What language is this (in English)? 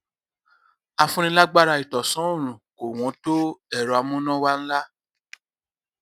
Yoruba